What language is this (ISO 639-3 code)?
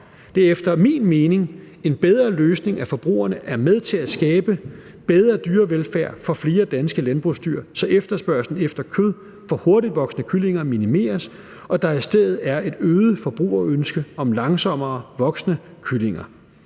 dan